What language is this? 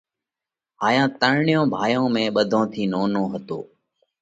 Parkari Koli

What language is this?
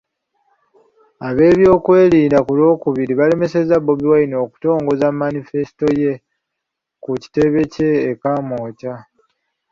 Ganda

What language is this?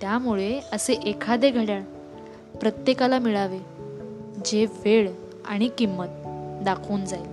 Marathi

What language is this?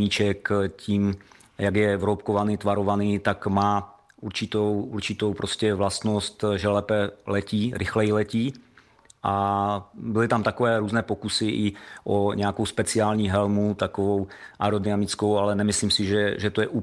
Czech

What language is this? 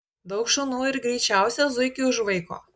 Lithuanian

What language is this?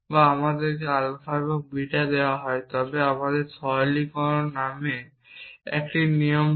Bangla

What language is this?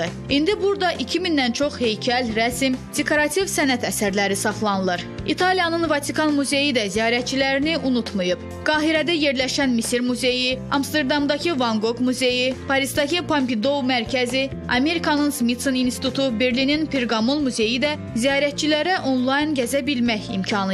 Turkish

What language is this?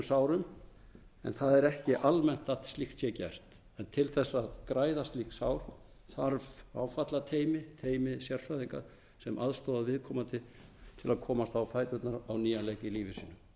Icelandic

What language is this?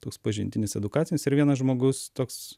Lithuanian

